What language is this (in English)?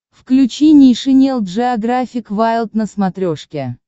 Russian